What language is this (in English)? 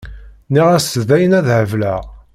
Kabyle